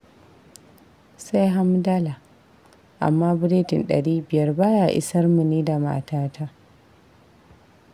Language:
Hausa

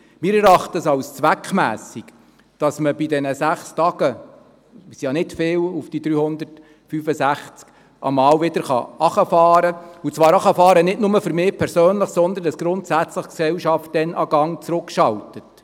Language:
Swiss German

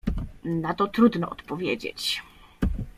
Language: Polish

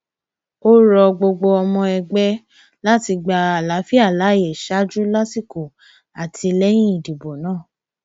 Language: Yoruba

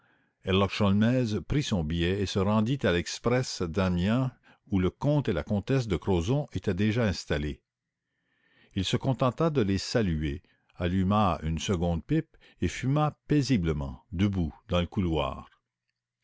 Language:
French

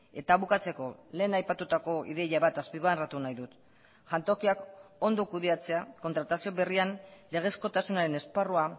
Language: Basque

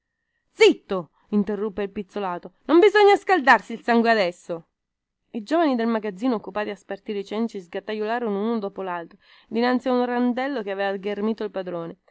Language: Italian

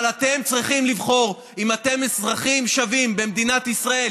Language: Hebrew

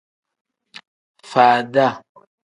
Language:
Tem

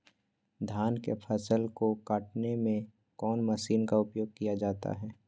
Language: Magahi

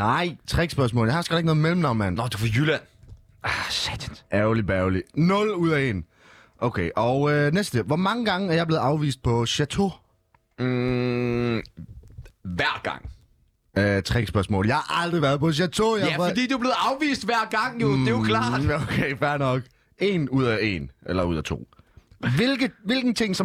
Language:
Danish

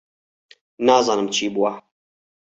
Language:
Central Kurdish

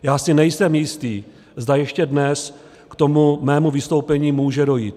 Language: Czech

